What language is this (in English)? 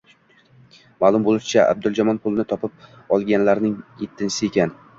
Uzbek